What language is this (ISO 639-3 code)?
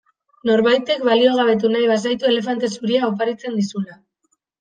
eus